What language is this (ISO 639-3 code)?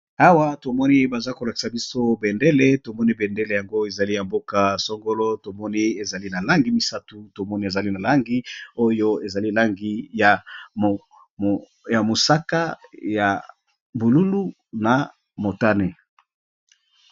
lin